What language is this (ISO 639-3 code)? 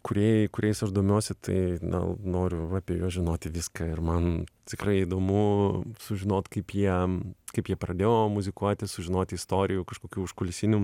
lit